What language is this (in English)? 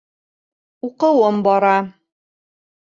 Bashkir